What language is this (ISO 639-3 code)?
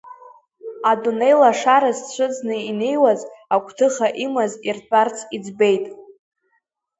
abk